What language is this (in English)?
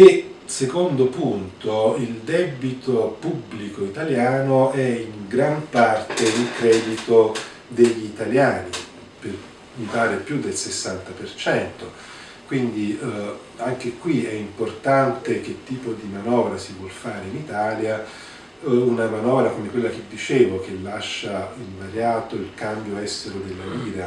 Italian